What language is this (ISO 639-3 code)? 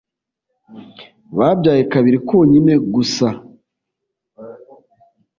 kin